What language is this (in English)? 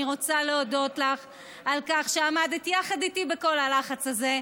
Hebrew